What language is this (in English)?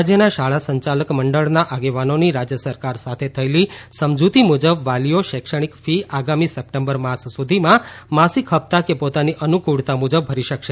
Gujarati